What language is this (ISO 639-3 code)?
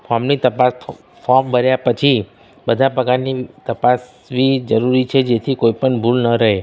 guj